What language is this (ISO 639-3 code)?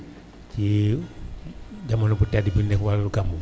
wol